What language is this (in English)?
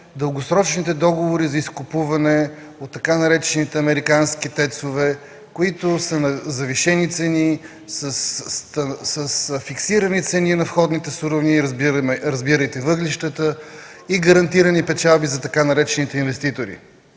Bulgarian